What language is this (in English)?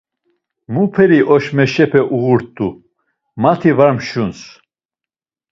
Laz